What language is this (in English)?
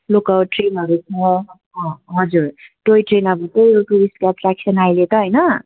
Nepali